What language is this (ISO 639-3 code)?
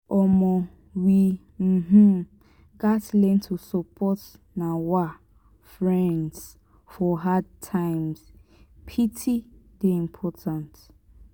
pcm